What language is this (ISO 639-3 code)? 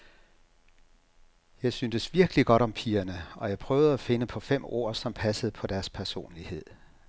dan